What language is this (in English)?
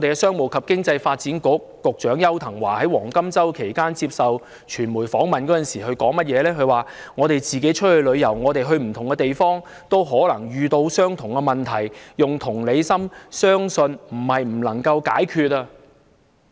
Cantonese